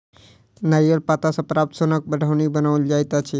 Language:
Maithili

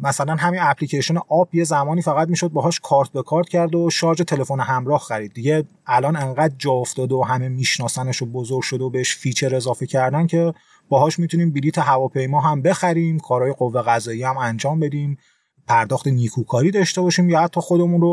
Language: Persian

